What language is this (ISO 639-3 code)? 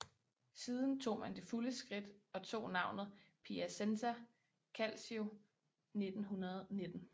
dan